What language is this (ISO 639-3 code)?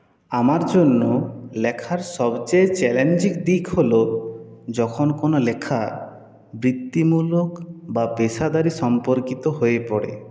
ben